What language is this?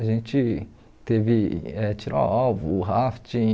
Portuguese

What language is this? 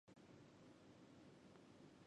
Chinese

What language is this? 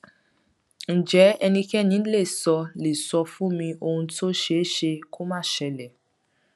Yoruba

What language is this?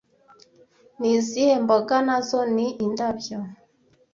Kinyarwanda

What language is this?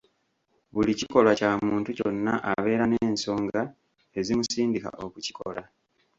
Ganda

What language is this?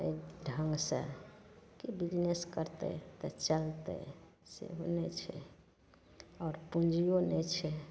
Maithili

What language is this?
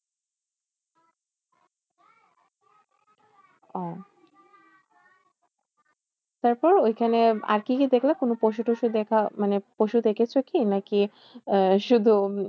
Bangla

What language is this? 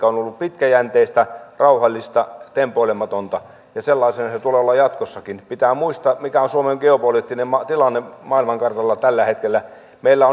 Finnish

